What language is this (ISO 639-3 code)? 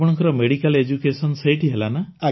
ori